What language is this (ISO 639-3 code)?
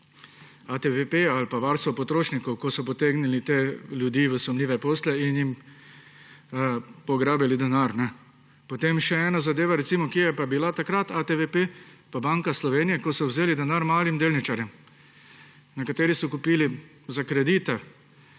slv